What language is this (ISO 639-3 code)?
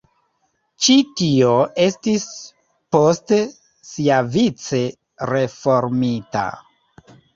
epo